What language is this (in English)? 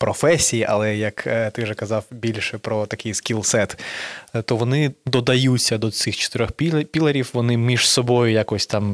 Ukrainian